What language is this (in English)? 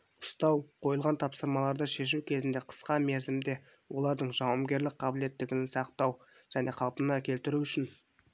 Kazakh